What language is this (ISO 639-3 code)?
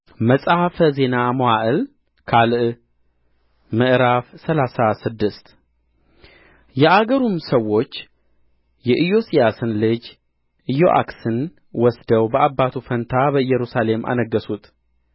amh